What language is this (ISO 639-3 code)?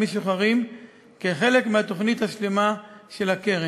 heb